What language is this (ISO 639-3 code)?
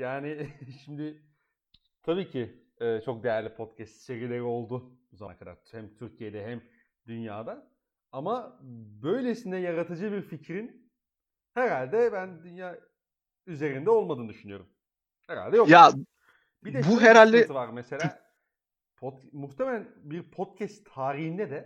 tur